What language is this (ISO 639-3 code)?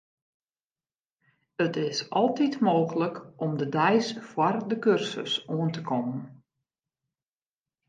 fry